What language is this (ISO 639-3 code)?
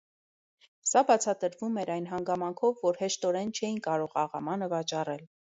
hye